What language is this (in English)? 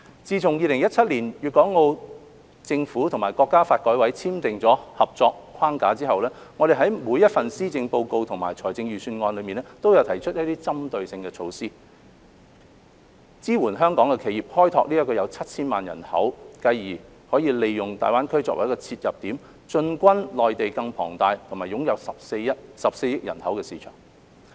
Cantonese